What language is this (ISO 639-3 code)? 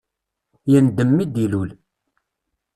kab